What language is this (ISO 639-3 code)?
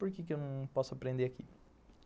por